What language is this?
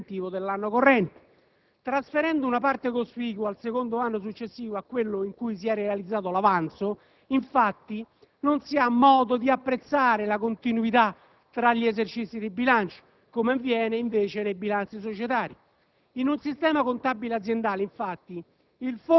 Italian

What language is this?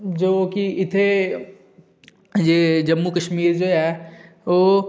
Dogri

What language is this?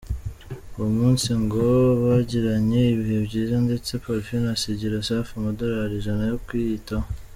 Kinyarwanda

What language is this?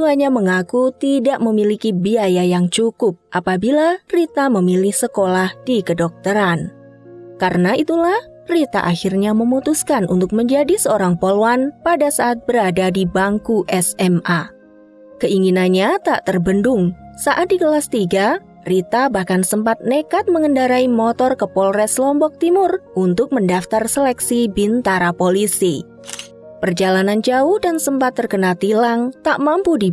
Indonesian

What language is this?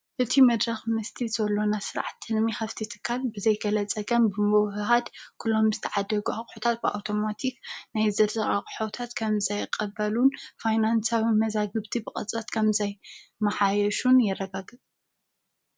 Tigrinya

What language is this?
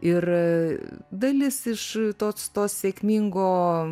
Lithuanian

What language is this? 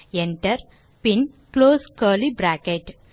Tamil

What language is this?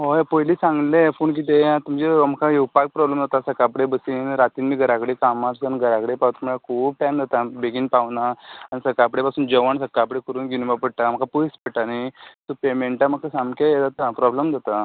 Konkani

